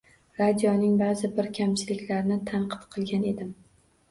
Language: Uzbek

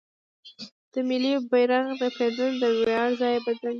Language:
Pashto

